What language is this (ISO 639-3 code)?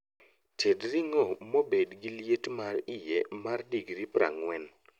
luo